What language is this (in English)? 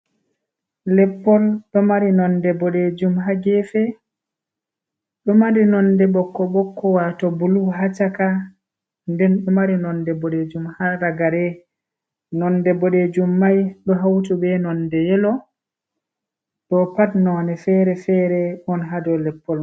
Fula